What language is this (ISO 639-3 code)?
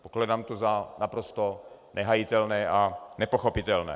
ces